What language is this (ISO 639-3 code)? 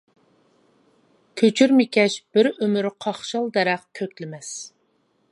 uig